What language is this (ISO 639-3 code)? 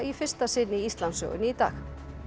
isl